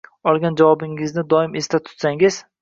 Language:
Uzbek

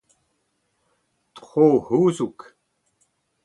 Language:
Breton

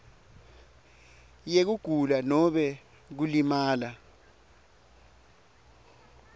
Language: Swati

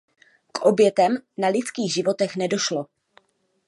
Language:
Czech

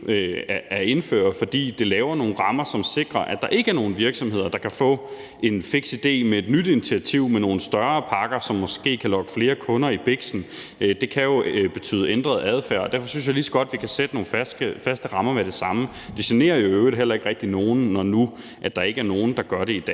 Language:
Danish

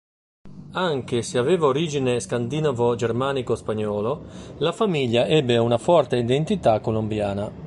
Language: Italian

